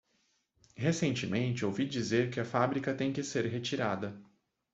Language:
Portuguese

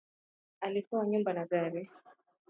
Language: Swahili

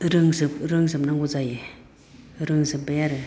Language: Bodo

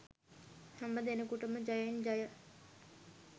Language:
Sinhala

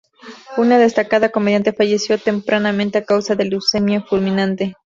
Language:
Spanish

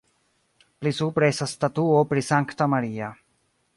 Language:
Esperanto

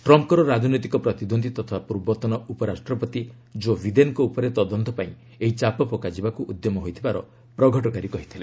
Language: Odia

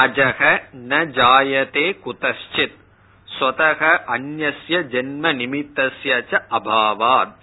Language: Tamil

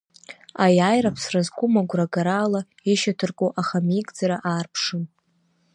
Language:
Abkhazian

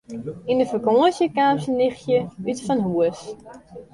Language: Western Frisian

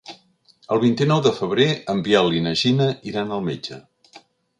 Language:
Catalan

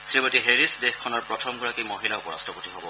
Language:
Assamese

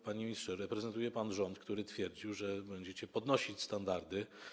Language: Polish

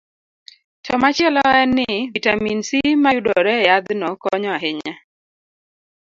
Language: Luo (Kenya and Tanzania)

